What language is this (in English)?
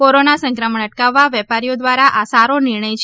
Gujarati